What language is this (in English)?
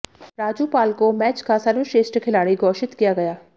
Hindi